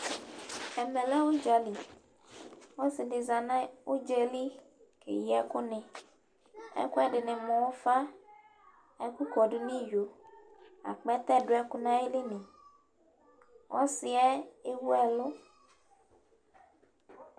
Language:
Ikposo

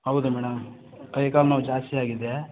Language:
Kannada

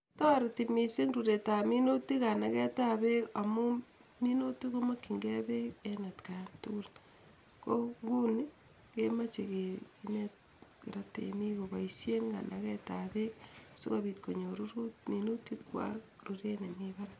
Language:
Kalenjin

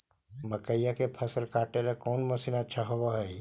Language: Magahi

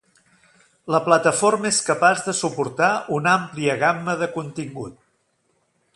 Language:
Catalan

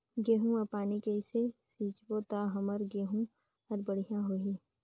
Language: Chhattisgarhi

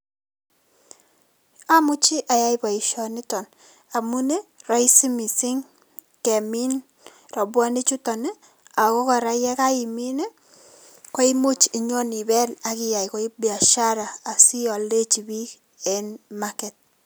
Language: Kalenjin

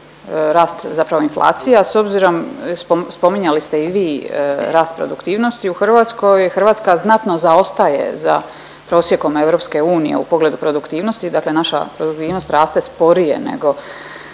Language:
Croatian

